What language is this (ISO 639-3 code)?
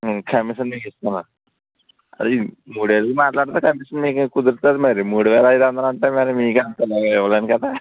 tel